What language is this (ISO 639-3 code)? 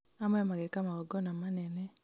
kik